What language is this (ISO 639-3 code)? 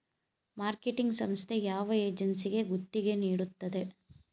kan